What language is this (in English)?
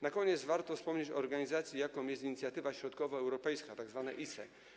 Polish